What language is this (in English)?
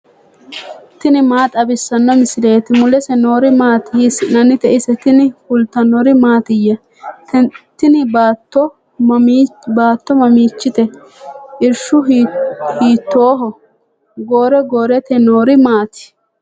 Sidamo